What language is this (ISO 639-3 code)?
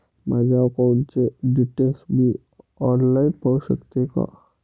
mar